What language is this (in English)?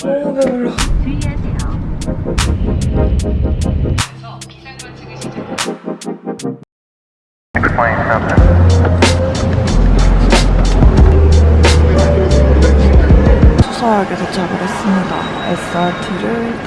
Korean